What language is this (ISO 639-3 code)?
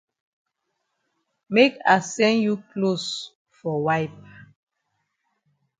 wes